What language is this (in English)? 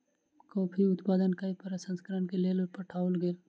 Maithili